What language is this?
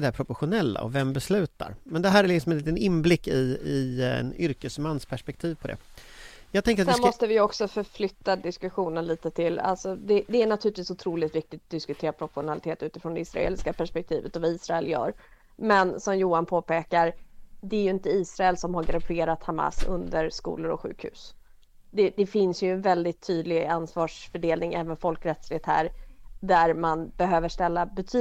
Swedish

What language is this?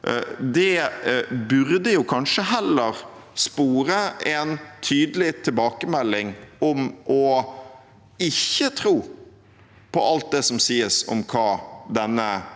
Norwegian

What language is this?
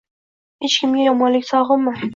Uzbek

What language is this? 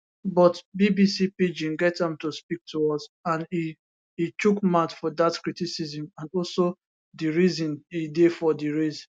Nigerian Pidgin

